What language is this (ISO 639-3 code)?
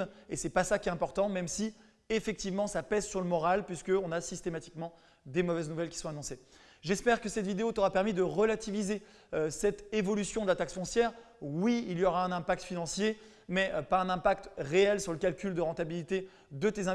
fra